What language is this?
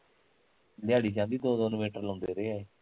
Punjabi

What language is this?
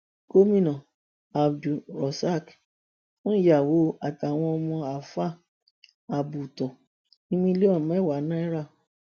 Yoruba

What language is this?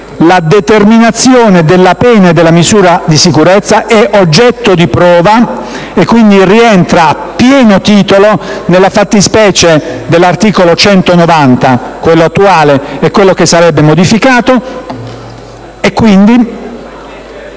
Italian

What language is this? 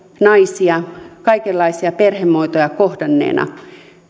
Finnish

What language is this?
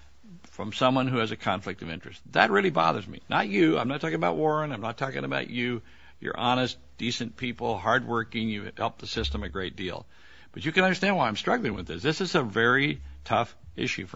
English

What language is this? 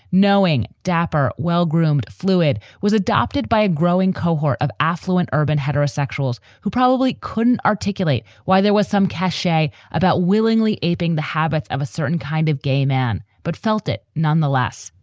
English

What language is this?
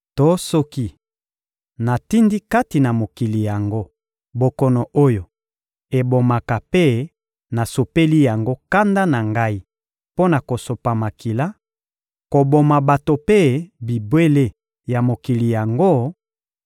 Lingala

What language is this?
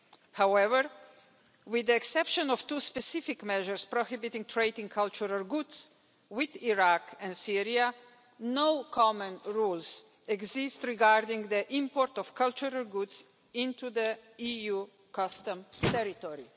English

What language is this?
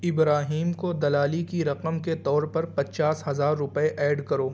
Urdu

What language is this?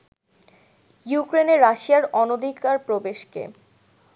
Bangla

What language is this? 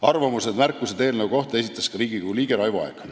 Estonian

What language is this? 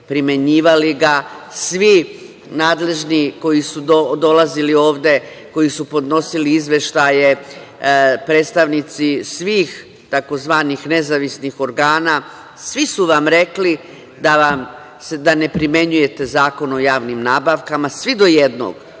Serbian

